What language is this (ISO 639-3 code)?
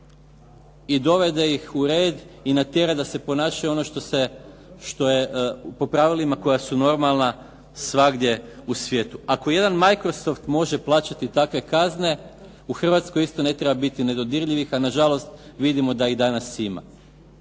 hrv